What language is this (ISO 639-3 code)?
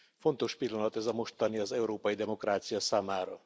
hun